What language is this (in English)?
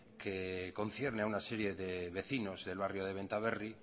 Spanish